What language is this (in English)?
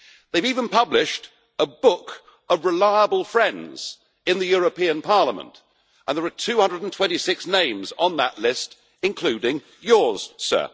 English